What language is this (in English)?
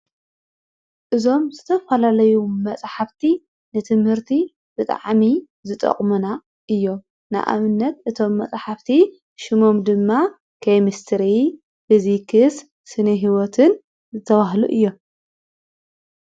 Tigrinya